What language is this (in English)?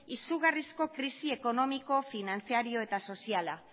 Basque